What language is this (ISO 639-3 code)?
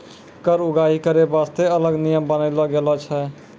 mai